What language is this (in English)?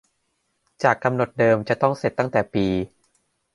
Thai